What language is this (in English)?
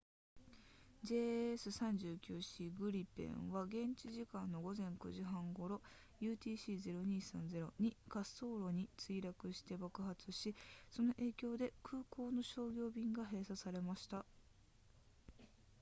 Japanese